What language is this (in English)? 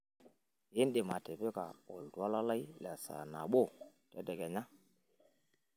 Masai